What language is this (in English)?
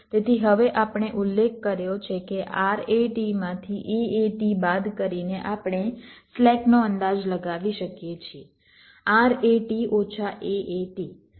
Gujarati